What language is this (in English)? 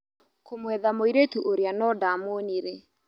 Kikuyu